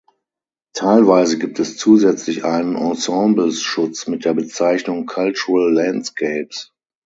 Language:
German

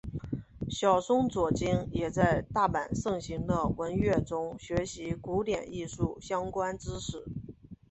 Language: Chinese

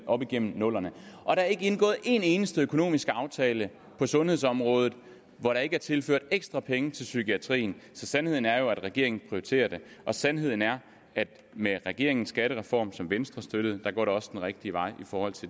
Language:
Danish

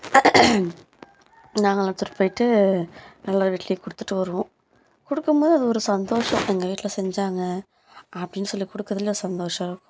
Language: Tamil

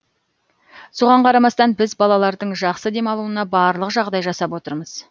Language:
Kazakh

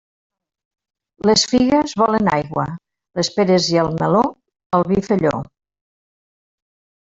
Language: Catalan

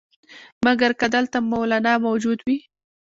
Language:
Pashto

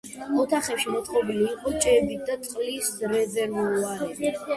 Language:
Georgian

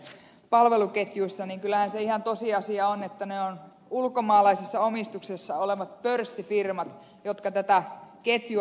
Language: Finnish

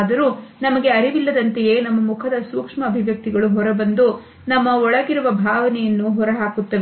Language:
Kannada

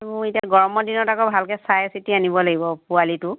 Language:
Assamese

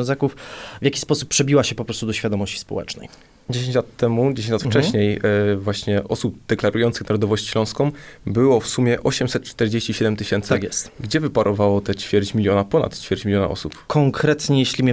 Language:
Polish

